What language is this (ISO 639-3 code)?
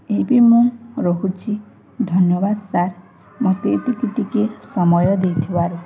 ori